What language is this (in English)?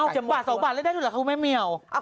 Thai